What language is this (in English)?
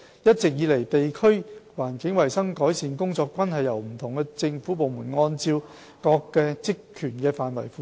Cantonese